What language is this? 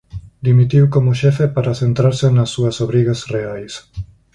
Galician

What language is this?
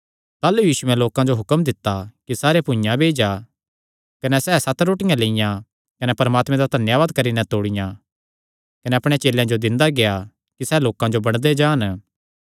Kangri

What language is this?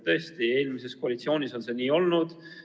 Estonian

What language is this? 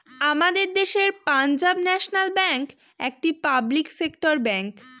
Bangla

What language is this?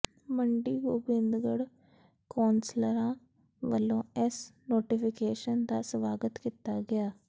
Punjabi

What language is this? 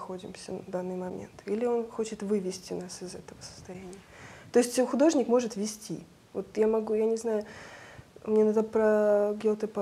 Russian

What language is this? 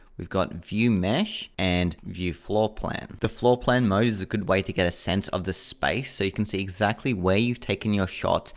English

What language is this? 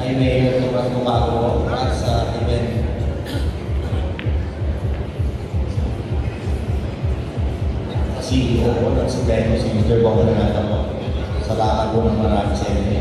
Filipino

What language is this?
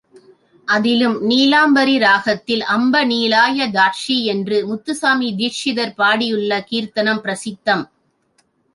Tamil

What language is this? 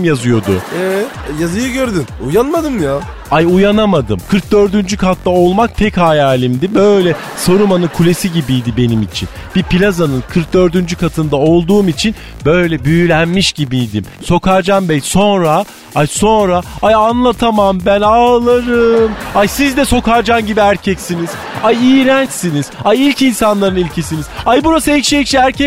Turkish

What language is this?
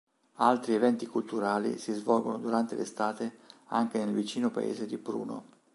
Italian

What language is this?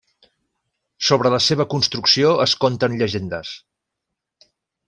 Catalan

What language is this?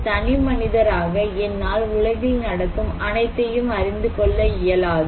Tamil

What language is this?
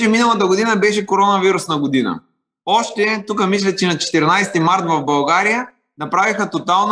Bulgarian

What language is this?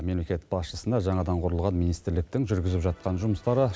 Kazakh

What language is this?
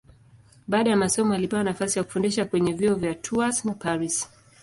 Swahili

